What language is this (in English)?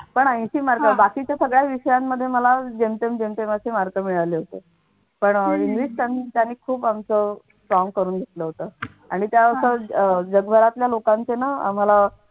Marathi